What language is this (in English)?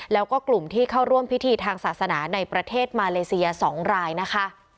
Thai